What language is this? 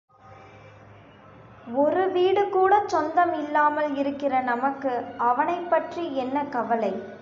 Tamil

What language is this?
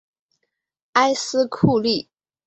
Chinese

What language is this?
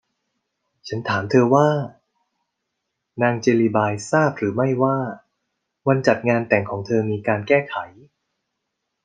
Thai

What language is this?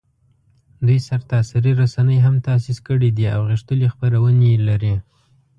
Pashto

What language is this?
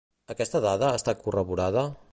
Catalan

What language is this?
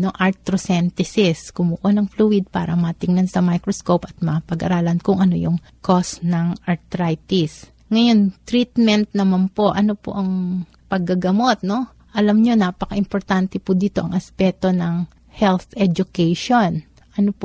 Filipino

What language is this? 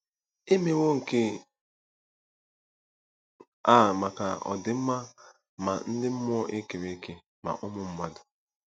Igbo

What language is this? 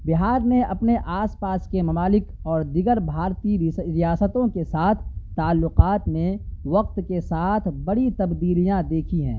Urdu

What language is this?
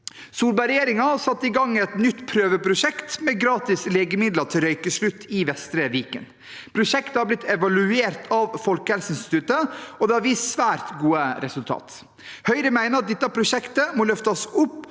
Norwegian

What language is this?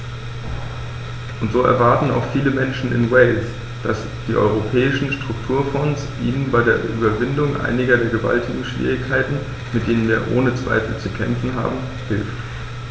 German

